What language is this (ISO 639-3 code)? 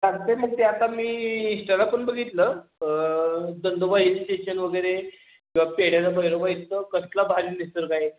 mar